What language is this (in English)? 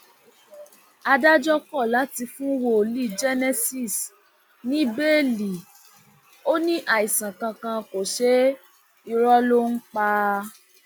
Yoruba